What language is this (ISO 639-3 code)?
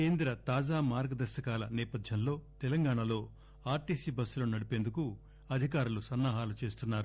tel